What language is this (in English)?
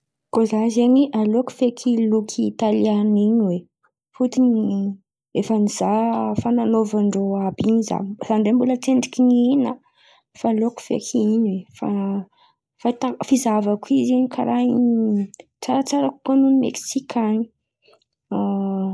Antankarana Malagasy